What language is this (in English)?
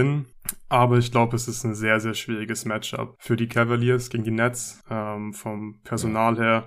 German